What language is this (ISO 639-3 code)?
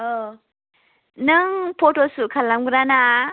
brx